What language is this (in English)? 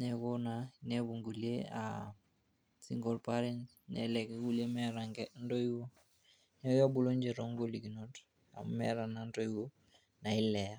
Masai